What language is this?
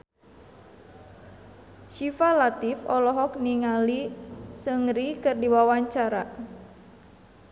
Sundanese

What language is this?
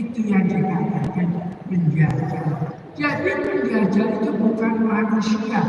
Indonesian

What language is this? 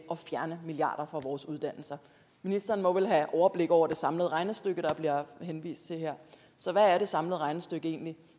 Danish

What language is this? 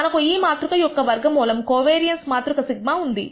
Telugu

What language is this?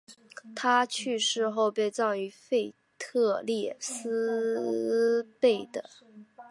Chinese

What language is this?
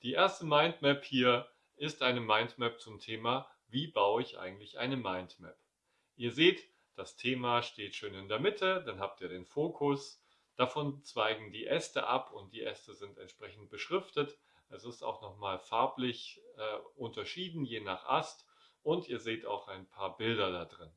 German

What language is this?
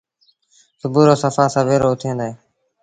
Sindhi Bhil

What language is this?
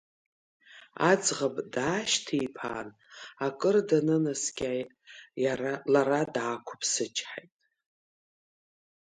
Abkhazian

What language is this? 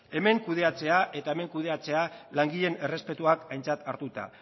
Basque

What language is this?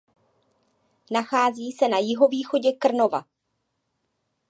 Czech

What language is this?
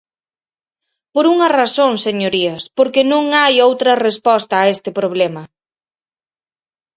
Galician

